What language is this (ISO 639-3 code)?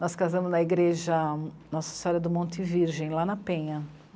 por